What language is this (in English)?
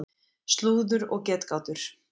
Icelandic